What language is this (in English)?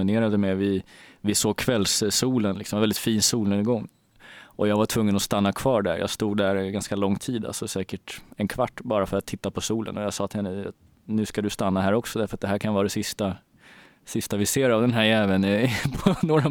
Swedish